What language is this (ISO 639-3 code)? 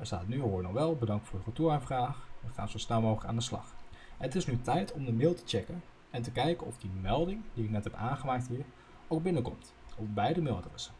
nld